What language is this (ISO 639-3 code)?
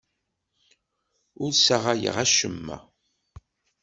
kab